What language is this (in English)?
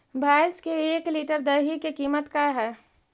Magahi